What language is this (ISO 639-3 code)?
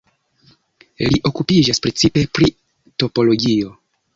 epo